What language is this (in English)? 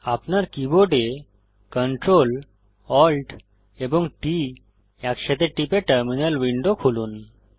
Bangla